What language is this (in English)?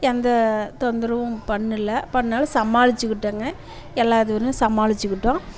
Tamil